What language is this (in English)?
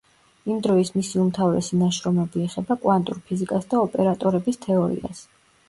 Georgian